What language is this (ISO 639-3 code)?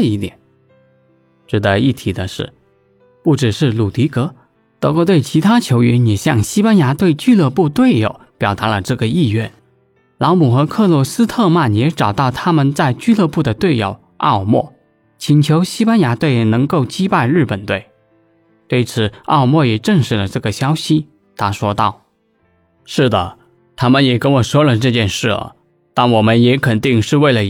zho